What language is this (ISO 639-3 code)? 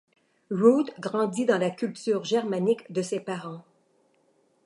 fra